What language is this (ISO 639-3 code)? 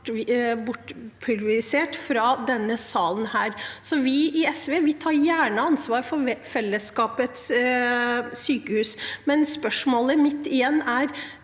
nor